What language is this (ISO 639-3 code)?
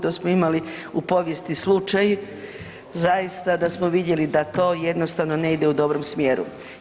hrv